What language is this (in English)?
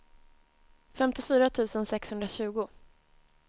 Swedish